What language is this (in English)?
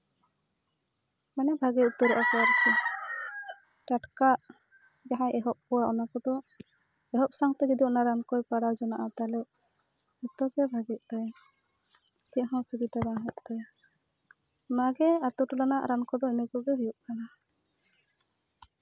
Santali